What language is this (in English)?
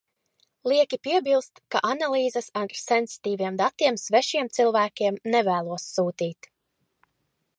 Latvian